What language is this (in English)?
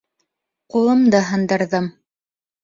Bashkir